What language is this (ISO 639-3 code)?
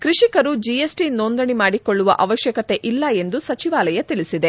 kan